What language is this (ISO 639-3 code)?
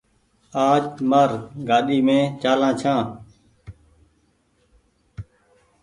gig